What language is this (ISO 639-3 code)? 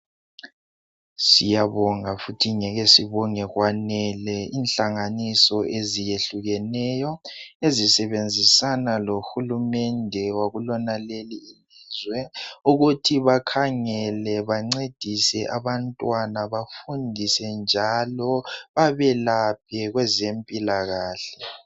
nde